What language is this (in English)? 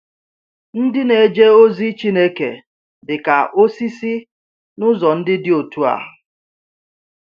Igbo